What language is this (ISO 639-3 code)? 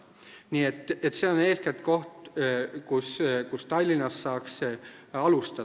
est